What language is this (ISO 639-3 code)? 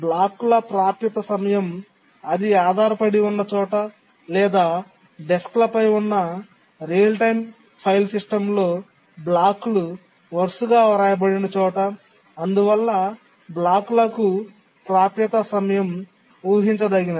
tel